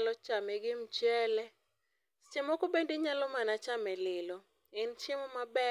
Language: Luo (Kenya and Tanzania)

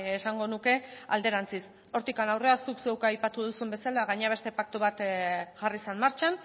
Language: Basque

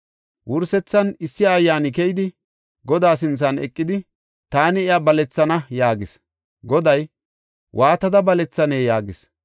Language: Gofa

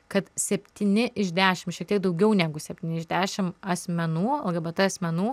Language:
Lithuanian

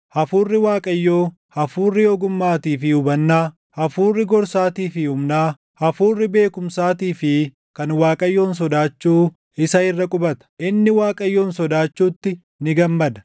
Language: Oromo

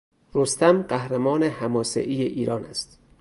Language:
Persian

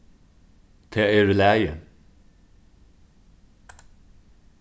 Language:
Faroese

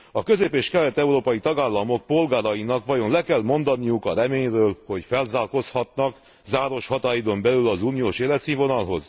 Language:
Hungarian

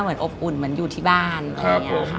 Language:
Thai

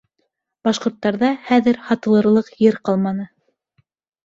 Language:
Bashkir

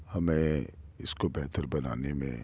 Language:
Urdu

